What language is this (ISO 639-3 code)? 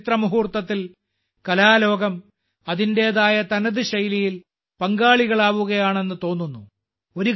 mal